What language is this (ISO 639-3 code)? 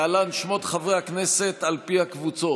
heb